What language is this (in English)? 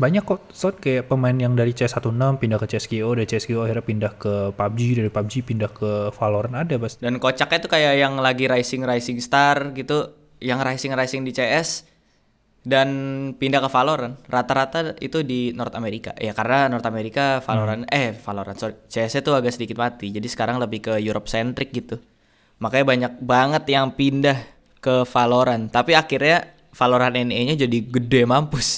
Indonesian